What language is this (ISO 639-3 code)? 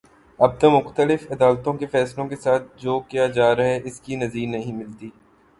urd